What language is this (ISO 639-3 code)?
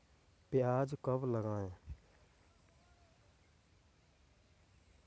hin